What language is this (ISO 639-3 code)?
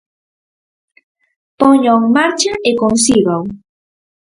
glg